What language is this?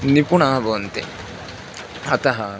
Sanskrit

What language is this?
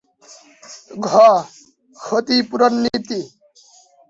Bangla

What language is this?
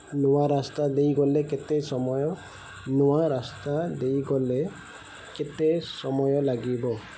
Odia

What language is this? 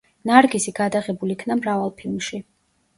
Georgian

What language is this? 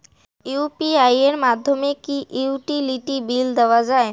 Bangla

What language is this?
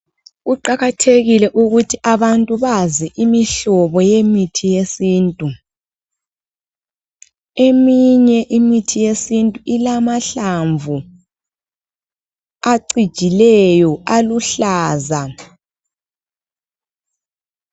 North Ndebele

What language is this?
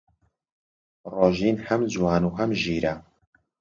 Central Kurdish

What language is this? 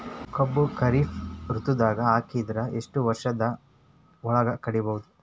Kannada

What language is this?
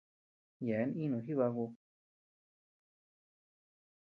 Tepeuxila Cuicatec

